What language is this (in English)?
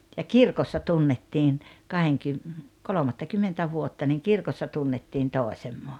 Finnish